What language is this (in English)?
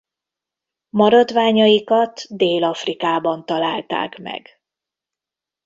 Hungarian